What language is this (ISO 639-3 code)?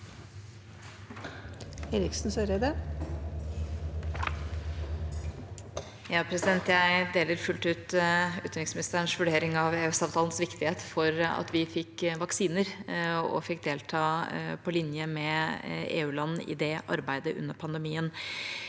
nor